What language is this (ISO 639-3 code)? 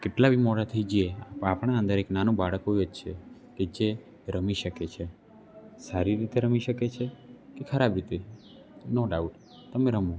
guj